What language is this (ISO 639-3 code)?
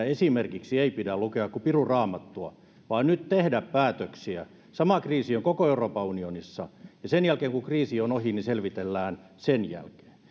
fin